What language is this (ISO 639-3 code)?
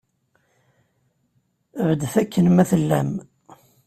kab